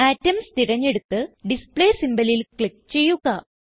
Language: Malayalam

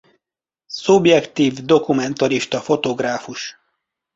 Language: Hungarian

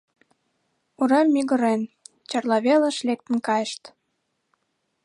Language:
Mari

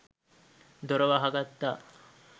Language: Sinhala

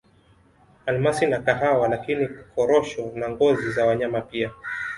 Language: Swahili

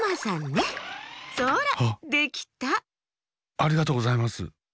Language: Japanese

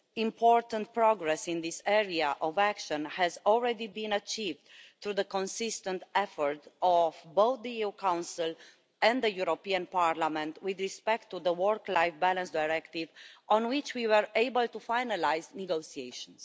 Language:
English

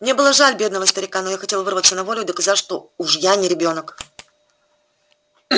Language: Russian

